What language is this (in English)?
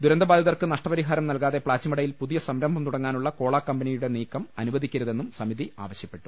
Malayalam